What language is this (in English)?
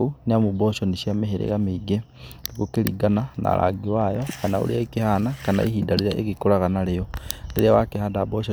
Kikuyu